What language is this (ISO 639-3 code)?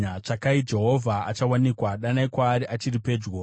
sna